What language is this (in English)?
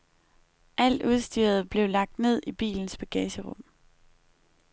Danish